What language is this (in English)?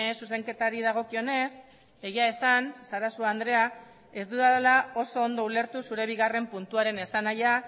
Basque